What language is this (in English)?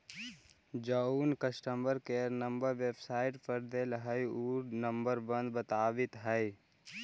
Magahi